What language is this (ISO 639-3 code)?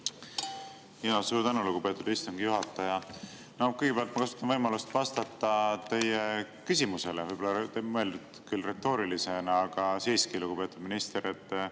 est